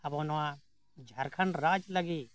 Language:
Santali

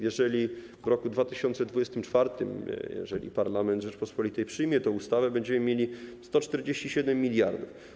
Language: Polish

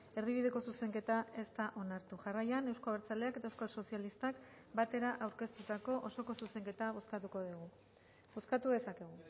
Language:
Basque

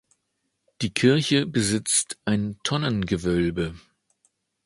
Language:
German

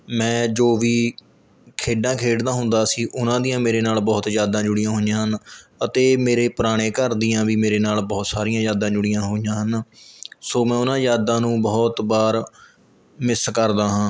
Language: Punjabi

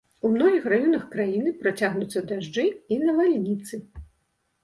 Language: Belarusian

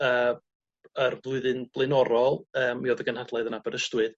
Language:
Welsh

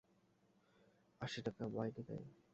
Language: Bangla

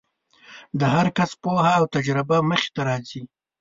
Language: Pashto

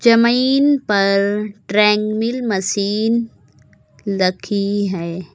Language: Hindi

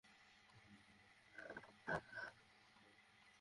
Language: Bangla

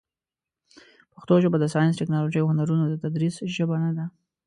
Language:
Pashto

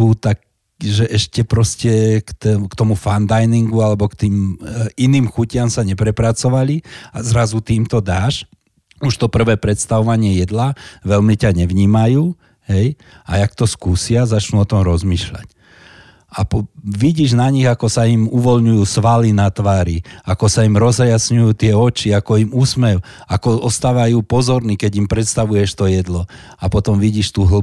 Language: Slovak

